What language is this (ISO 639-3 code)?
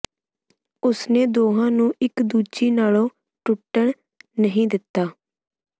pan